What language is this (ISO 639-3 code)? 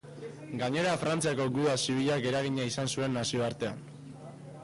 eus